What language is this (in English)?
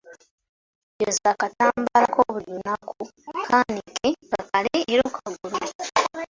Ganda